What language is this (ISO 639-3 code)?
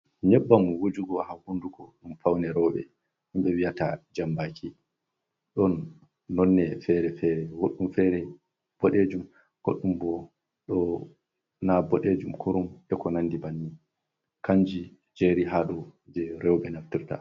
ful